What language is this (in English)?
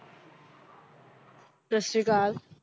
Punjabi